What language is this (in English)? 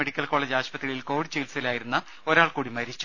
Malayalam